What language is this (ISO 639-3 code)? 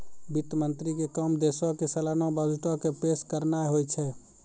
mai